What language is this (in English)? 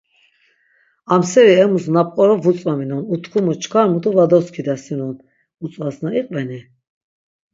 Laz